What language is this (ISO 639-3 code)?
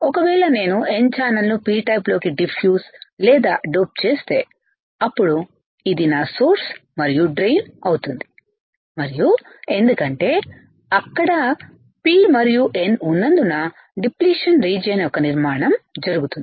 tel